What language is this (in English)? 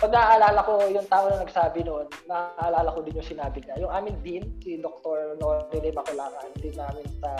Filipino